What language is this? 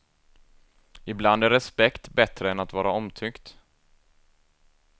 Swedish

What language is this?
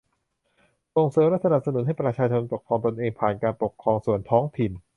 Thai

